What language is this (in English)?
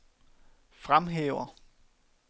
Danish